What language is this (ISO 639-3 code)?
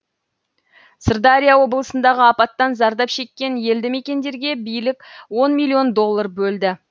kaz